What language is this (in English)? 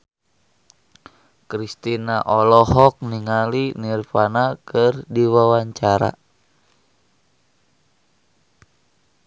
Sundanese